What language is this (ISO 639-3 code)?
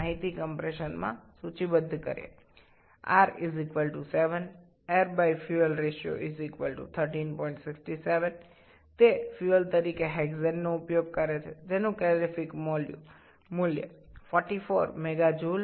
ben